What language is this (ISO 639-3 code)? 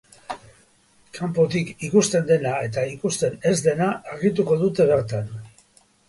eus